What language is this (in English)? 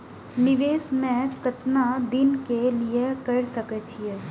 Maithili